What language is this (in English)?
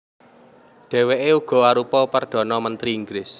Javanese